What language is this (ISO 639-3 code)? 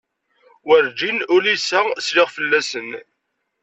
kab